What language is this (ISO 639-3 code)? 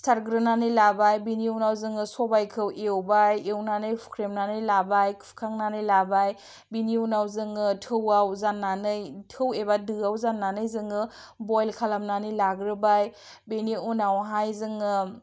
brx